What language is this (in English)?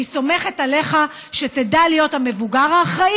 Hebrew